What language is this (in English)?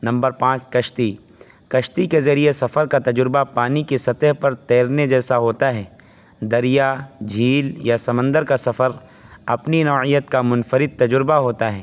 Urdu